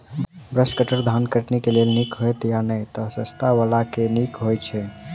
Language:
Maithili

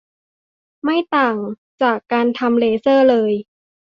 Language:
Thai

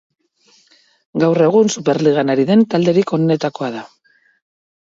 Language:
Basque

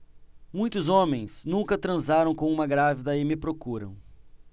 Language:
Portuguese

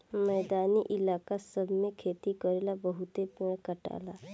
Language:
Bhojpuri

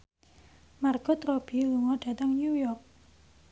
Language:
Javanese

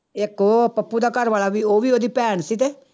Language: Punjabi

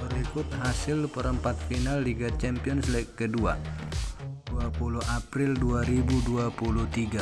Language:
Indonesian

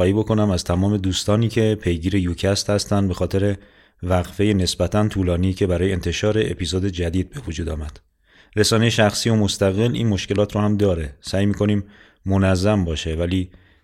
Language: Persian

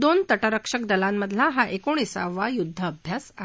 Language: Marathi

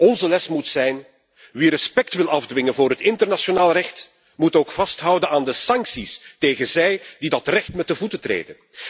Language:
Dutch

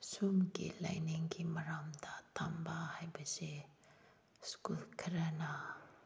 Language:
Manipuri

